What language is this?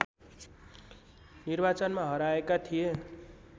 Nepali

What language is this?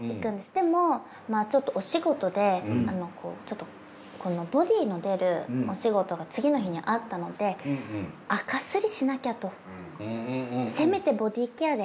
Japanese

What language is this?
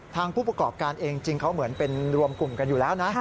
Thai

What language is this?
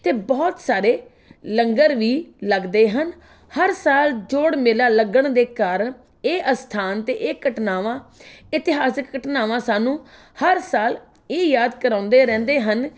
Punjabi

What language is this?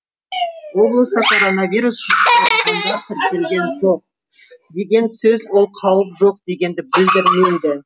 Kazakh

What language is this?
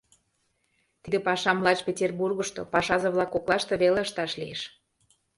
Mari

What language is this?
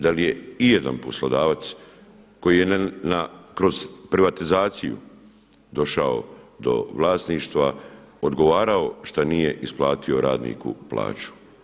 Croatian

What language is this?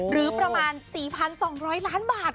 Thai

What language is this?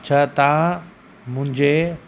Sindhi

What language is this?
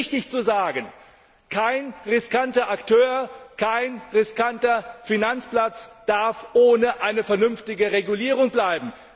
German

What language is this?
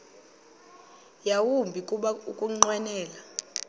Xhosa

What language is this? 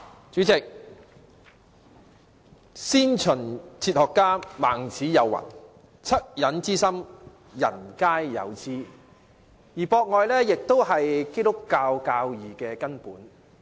Cantonese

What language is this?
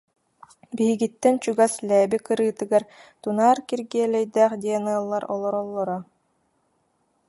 Yakut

